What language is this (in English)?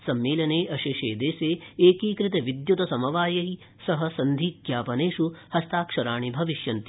Sanskrit